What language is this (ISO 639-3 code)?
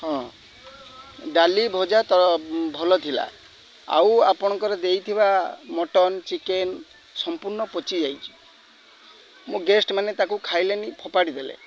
ori